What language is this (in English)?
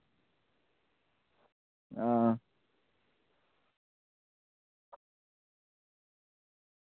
Dogri